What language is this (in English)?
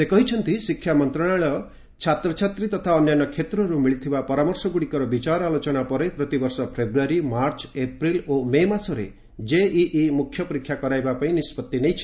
Odia